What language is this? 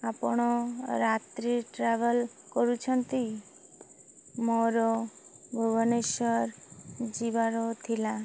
Odia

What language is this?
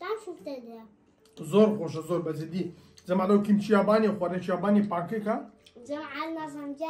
Arabic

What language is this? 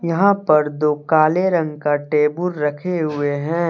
Hindi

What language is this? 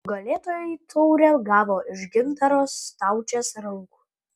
Lithuanian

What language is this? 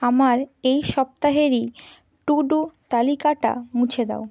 Bangla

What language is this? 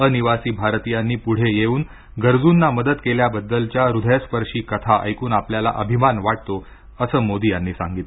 Marathi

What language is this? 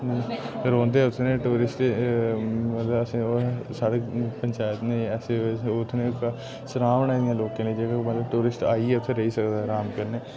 Dogri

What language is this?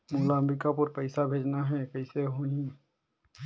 Chhattisgarhi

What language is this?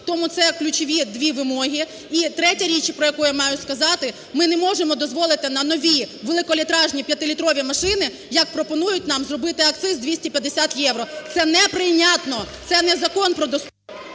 Ukrainian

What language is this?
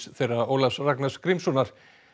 Icelandic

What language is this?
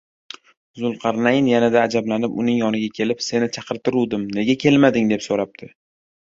Uzbek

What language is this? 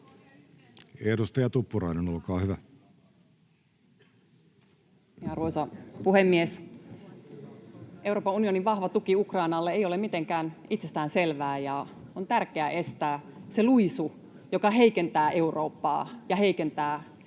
Finnish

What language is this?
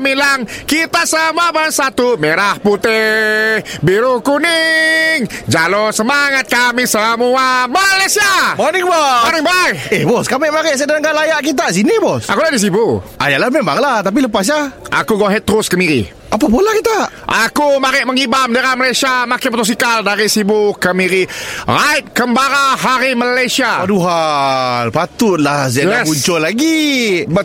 Malay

